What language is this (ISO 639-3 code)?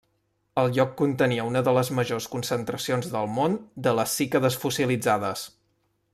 cat